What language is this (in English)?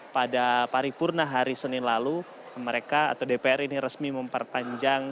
Indonesian